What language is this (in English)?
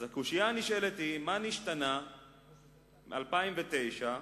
Hebrew